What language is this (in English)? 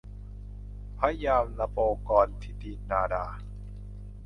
Thai